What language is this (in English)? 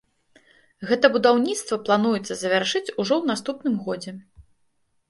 Belarusian